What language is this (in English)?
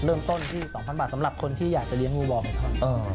Thai